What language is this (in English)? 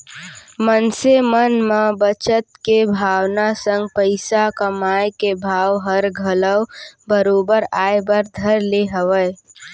Chhattisgarhi